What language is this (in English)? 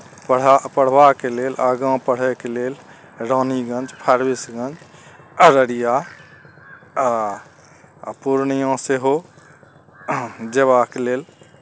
Maithili